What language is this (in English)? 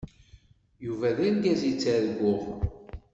Kabyle